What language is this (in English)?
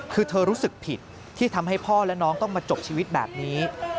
Thai